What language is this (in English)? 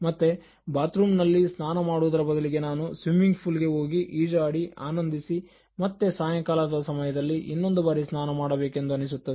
Kannada